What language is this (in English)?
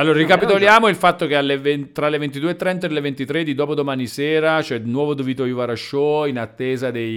Italian